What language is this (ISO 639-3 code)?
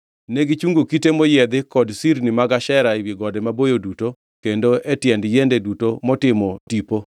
luo